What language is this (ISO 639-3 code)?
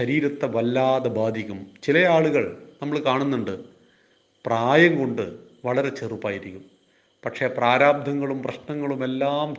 mal